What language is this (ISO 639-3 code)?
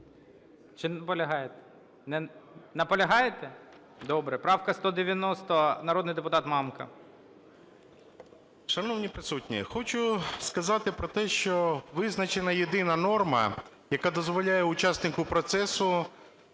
ukr